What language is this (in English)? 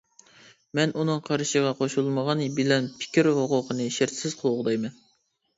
Uyghur